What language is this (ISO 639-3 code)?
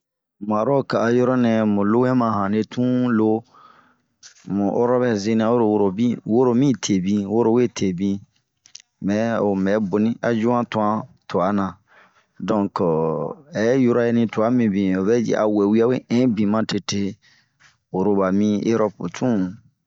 bmq